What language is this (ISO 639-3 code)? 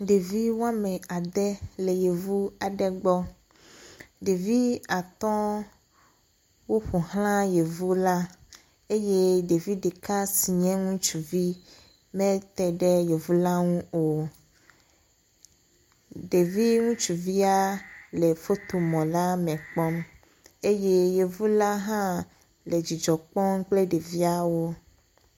ewe